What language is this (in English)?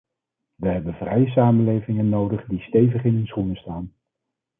Dutch